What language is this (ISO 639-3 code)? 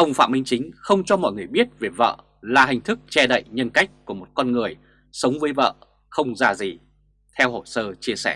vie